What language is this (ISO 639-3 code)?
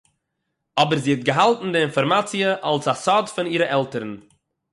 yid